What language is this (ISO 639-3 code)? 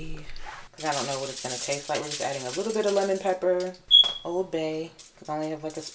eng